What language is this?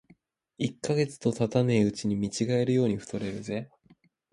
Japanese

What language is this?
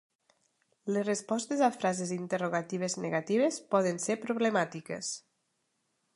Catalan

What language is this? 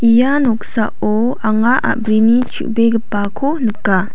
Garo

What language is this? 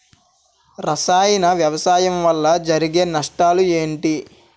Telugu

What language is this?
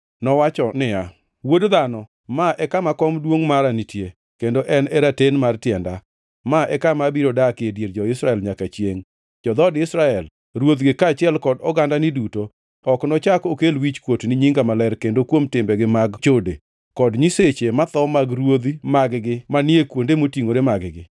Luo (Kenya and Tanzania)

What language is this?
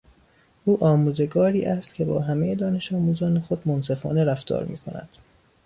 Persian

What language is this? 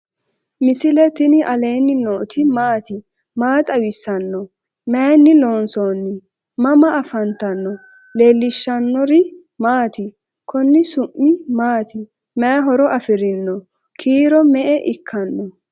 Sidamo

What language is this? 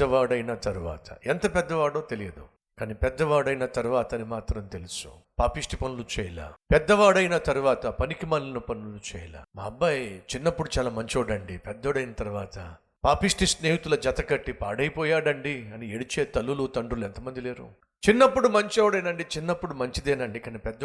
Telugu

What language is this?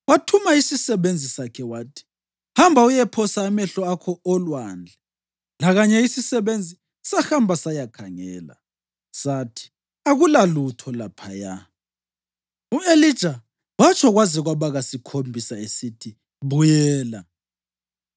North Ndebele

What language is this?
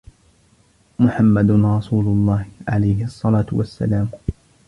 Arabic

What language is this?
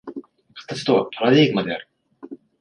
Japanese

